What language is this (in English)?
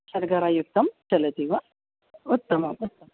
Sanskrit